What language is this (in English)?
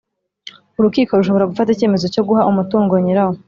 Kinyarwanda